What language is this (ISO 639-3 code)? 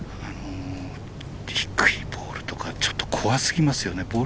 jpn